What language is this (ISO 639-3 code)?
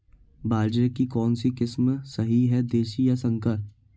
hin